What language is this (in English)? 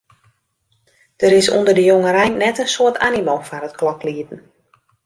Western Frisian